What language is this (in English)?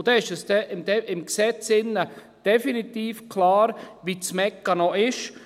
Swiss German